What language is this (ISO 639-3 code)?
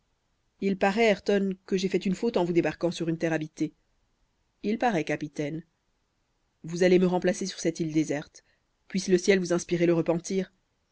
fra